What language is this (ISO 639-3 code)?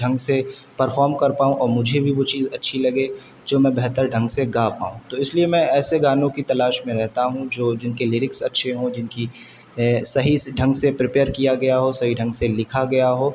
urd